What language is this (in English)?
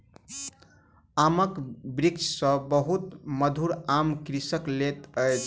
Maithili